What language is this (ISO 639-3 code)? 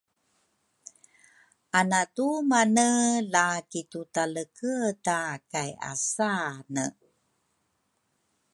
dru